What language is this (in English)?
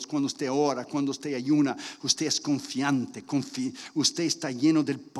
Spanish